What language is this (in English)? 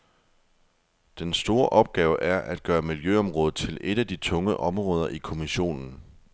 Danish